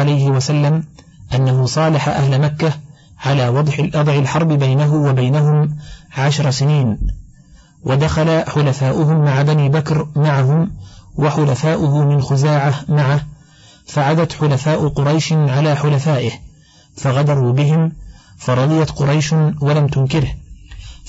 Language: Arabic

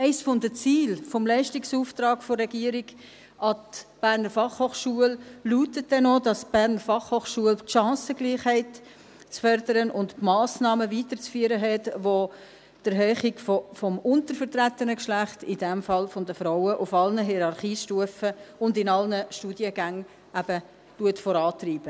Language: Swiss German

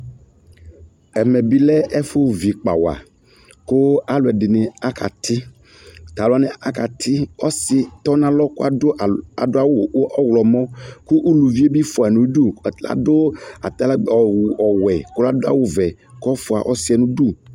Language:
Ikposo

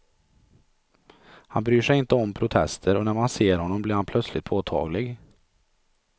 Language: Swedish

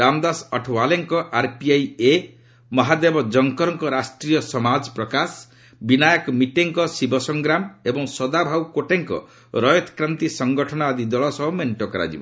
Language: Odia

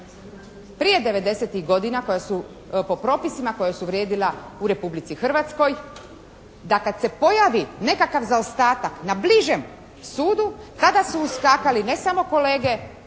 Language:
Croatian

